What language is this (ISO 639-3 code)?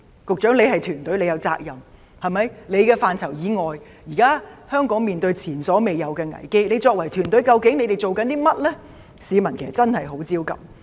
yue